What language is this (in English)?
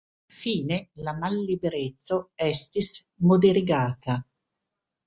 Esperanto